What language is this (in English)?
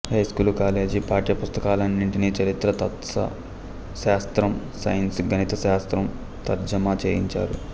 Telugu